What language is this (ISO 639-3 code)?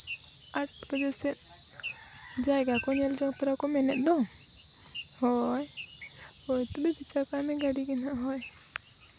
sat